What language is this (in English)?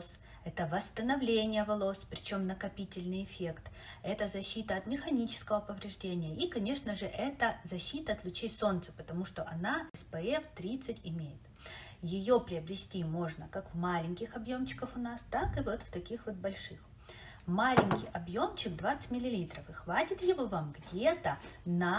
Russian